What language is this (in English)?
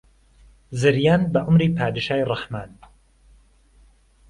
Central Kurdish